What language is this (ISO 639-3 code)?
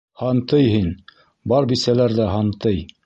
bak